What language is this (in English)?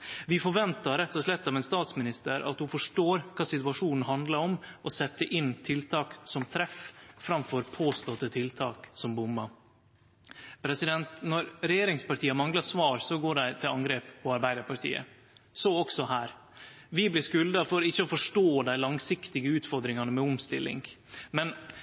Norwegian Nynorsk